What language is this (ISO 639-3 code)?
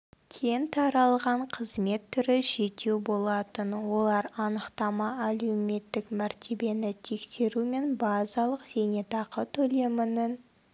kaz